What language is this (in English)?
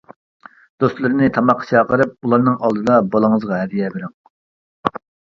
Uyghur